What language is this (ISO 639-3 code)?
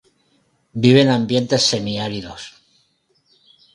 spa